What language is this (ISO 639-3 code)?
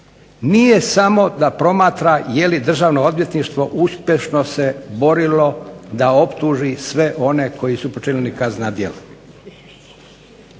hrv